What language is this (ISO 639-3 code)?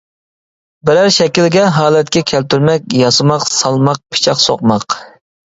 uig